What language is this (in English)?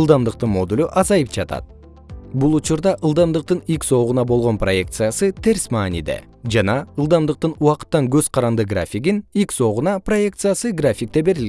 Kyrgyz